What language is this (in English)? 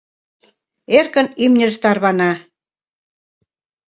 Mari